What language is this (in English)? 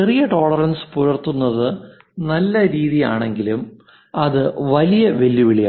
Malayalam